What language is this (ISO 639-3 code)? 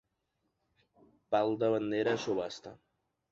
cat